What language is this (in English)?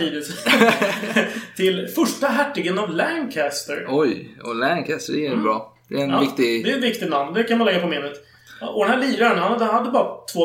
Swedish